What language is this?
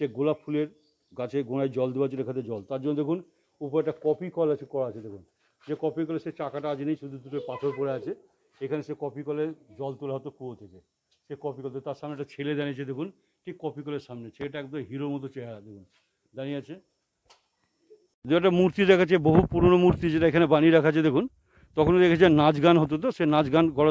Turkish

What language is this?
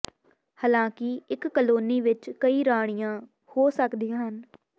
Punjabi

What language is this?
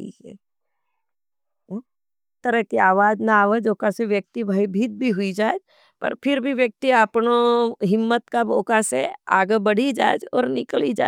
Nimadi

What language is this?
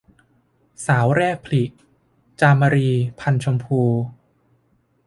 Thai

